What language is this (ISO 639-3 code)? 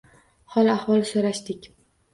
uzb